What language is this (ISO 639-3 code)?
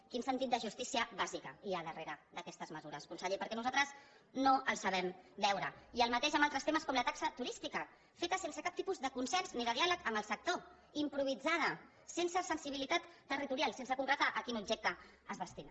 cat